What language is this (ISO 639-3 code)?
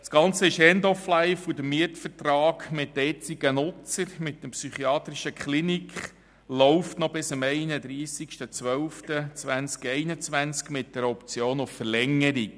gsw